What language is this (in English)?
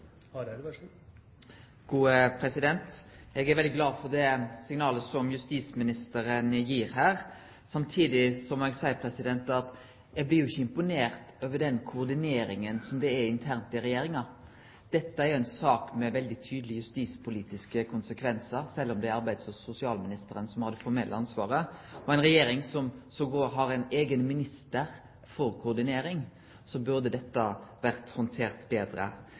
Norwegian Nynorsk